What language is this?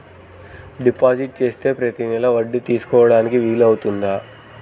Telugu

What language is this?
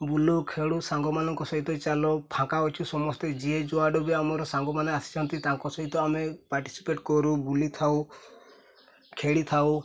Odia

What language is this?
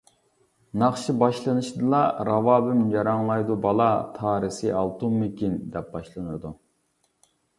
Uyghur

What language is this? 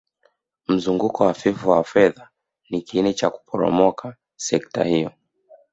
Swahili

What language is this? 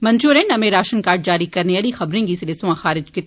Dogri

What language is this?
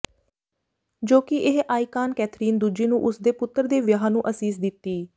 Punjabi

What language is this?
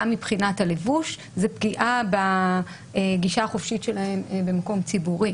Hebrew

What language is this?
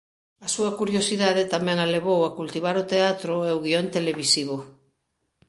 Galician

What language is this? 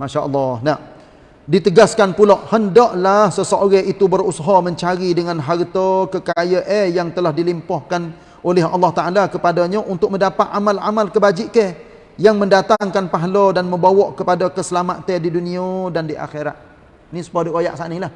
Malay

